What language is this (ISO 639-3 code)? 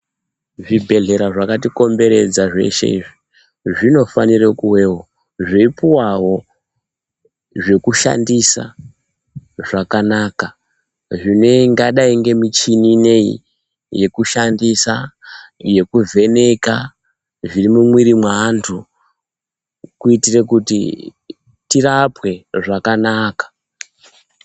ndc